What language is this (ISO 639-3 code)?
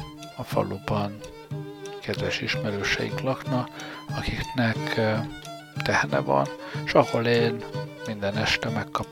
hun